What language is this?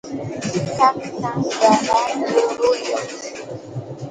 Santa Ana de Tusi Pasco Quechua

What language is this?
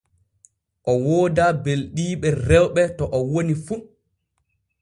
Borgu Fulfulde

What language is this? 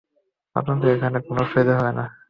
Bangla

